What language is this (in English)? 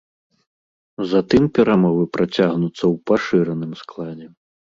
Belarusian